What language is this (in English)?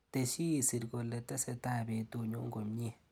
Kalenjin